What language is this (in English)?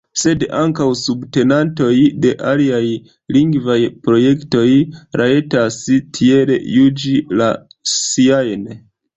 Esperanto